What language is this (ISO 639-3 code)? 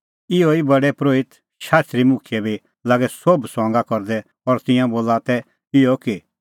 kfx